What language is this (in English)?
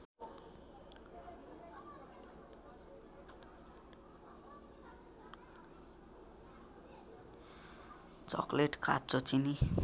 Nepali